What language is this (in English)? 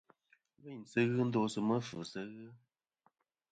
Kom